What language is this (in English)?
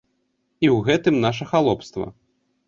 Belarusian